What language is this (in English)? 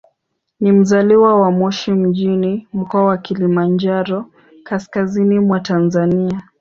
Swahili